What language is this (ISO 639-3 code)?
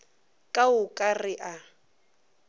nso